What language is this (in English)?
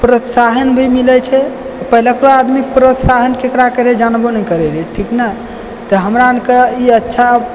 Maithili